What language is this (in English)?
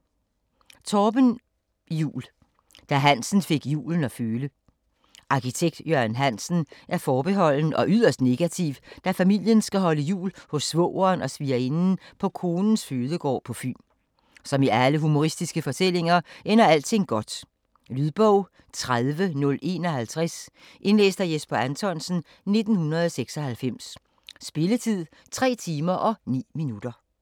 Danish